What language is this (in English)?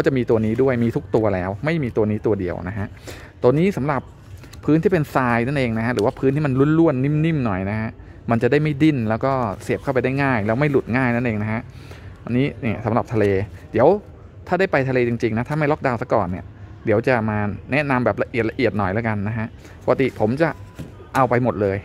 Thai